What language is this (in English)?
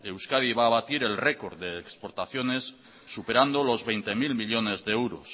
Spanish